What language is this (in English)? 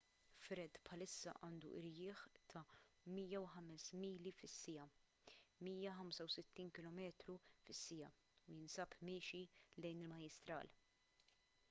Maltese